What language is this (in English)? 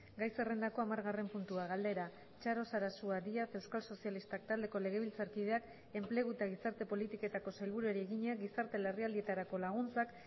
Basque